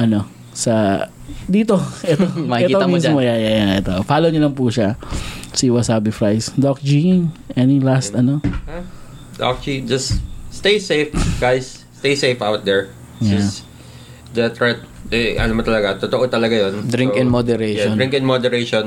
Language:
Filipino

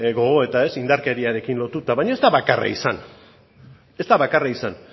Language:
Basque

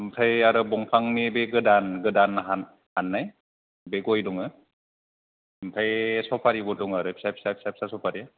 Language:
Bodo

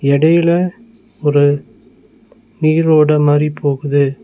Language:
Tamil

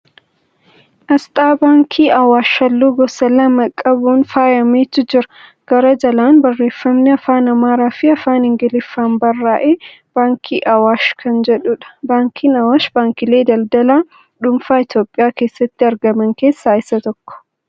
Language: Oromo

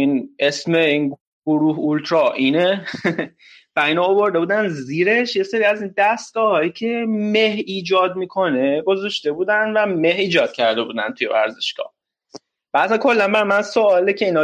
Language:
Persian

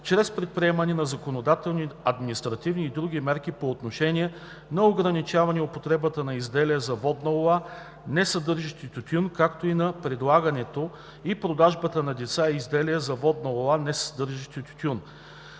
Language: Bulgarian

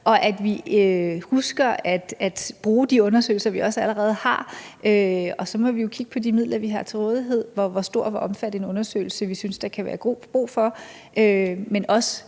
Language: Danish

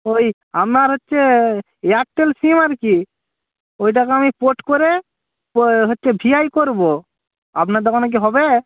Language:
Bangla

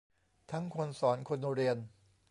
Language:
Thai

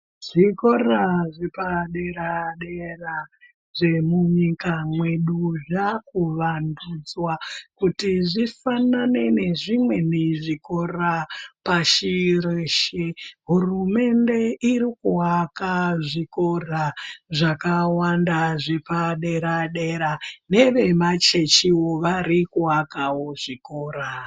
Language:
Ndau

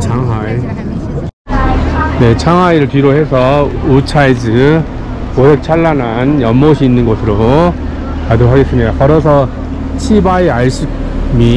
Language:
Korean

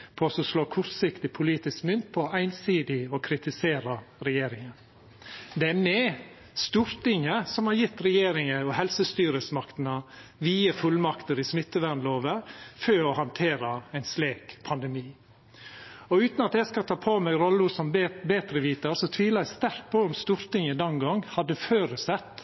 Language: Norwegian Nynorsk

